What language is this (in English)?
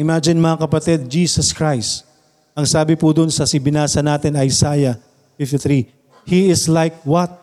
Filipino